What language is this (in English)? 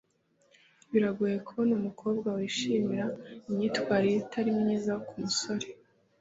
Kinyarwanda